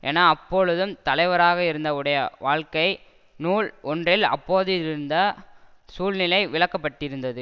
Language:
Tamil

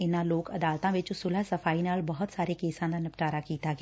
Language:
Punjabi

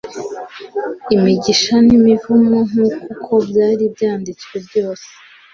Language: Kinyarwanda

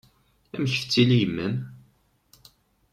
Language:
Kabyle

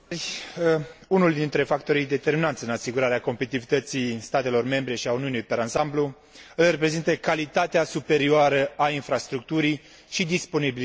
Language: Romanian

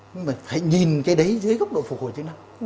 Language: Vietnamese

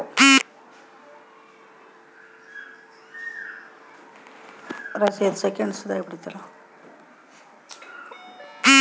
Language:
Kannada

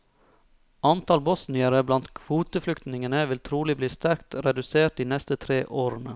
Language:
Norwegian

